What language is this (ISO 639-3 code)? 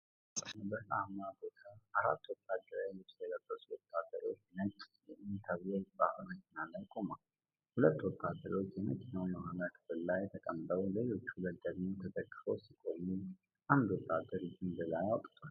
amh